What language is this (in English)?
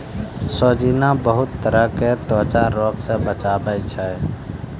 Maithili